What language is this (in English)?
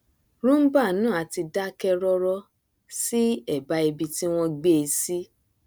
Yoruba